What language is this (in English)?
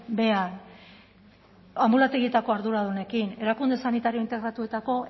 Basque